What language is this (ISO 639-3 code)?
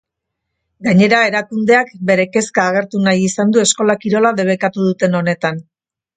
eus